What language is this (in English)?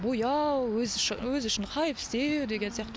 Kazakh